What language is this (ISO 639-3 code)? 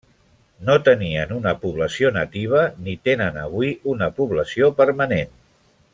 cat